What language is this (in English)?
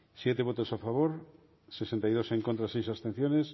Basque